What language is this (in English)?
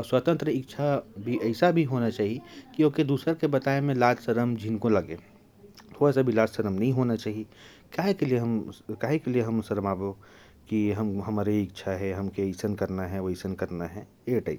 Korwa